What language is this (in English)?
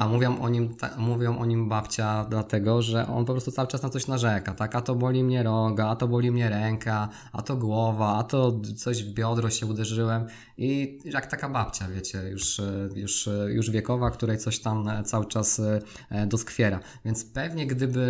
Polish